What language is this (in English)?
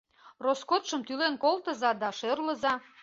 Mari